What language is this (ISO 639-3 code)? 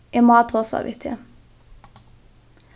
fao